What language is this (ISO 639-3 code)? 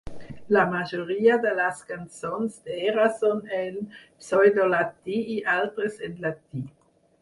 cat